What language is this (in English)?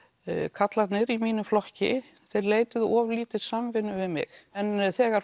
Icelandic